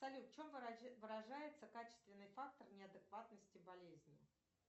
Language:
Russian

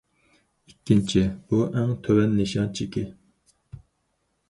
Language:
Uyghur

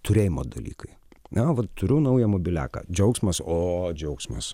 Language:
Lithuanian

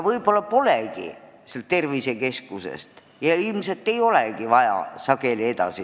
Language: Estonian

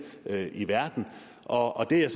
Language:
Danish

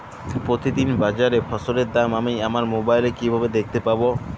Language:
Bangla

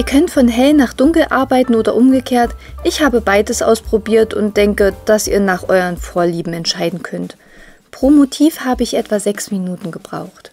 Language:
German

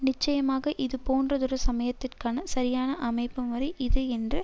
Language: Tamil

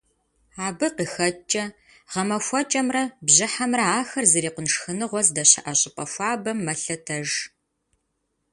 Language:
Kabardian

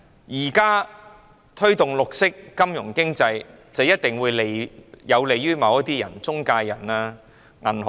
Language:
Cantonese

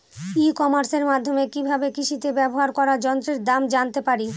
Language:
Bangla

